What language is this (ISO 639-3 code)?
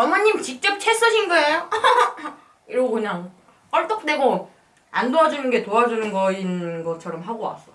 kor